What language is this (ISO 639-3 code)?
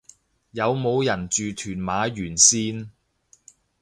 yue